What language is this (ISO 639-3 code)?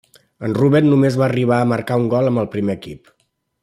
cat